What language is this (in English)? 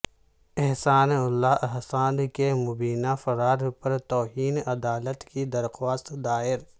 Urdu